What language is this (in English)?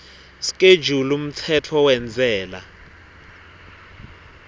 Swati